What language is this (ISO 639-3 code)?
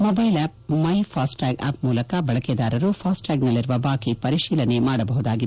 kan